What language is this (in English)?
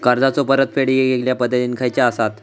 Marathi